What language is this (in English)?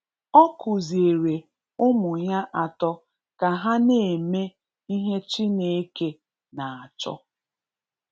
Igbo